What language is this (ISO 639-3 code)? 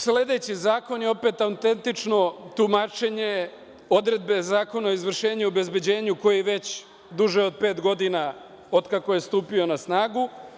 srp